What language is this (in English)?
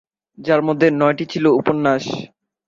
Bangla